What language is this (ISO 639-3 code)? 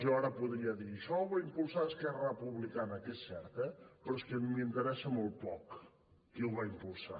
cat